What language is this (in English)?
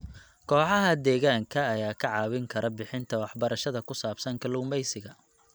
Somali